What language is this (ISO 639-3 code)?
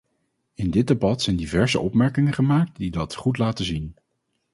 nld